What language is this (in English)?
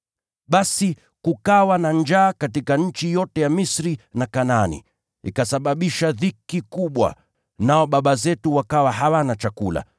Swahili